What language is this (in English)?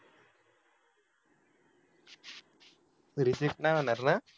Marathi